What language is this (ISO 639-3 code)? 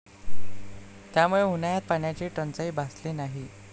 mar